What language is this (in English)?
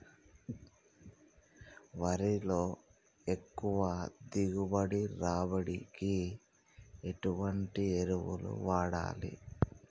Telugu